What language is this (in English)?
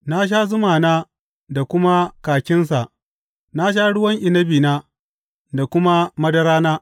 Hausa